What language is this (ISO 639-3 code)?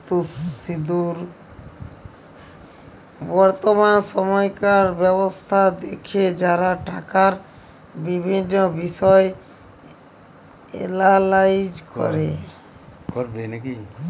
ben